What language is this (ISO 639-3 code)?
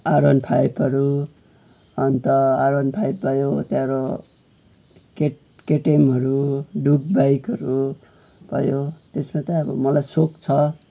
nep